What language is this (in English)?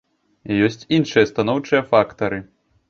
Belarusian